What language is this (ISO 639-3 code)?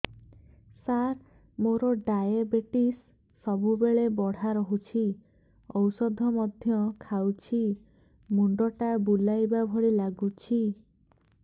ori